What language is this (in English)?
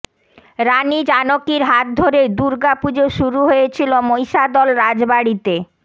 Bangla